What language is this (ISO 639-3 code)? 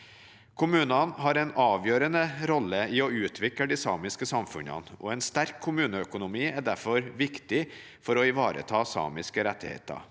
nor